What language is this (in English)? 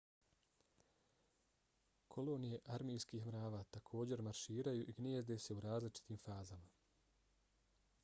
Bosnian